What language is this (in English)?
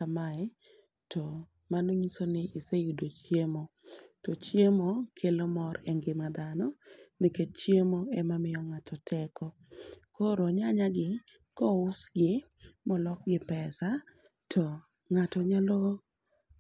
Luo (Kenya and Tanzania)